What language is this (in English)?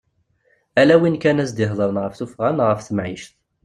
Kabyle